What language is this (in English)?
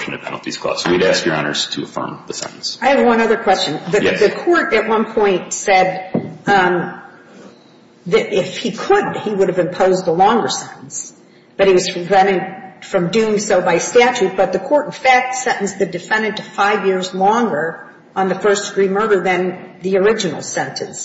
English